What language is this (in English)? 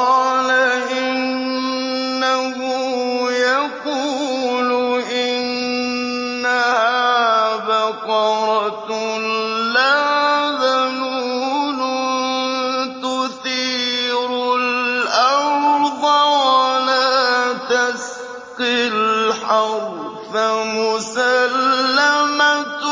Arabic